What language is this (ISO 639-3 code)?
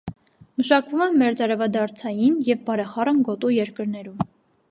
hye